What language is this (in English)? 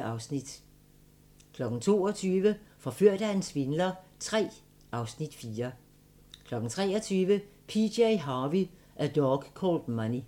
Danish